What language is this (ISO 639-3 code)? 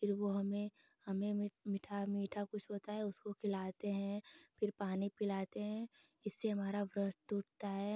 hin